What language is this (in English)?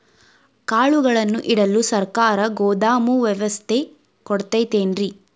Kannada